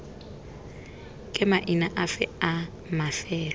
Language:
Tswana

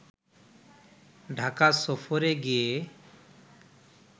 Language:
Bangla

